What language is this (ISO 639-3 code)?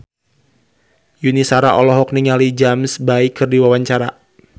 sun